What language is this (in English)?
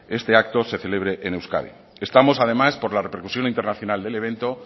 Spanish